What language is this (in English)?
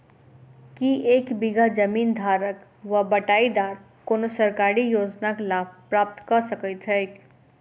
Maithili